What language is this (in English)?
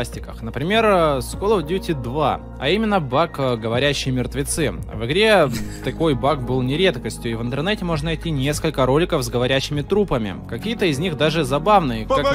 Russian